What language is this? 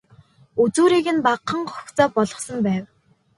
Mongolian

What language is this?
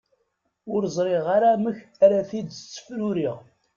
Kabyle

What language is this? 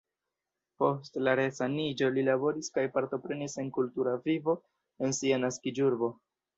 Esperanto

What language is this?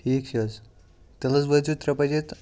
Kashmiri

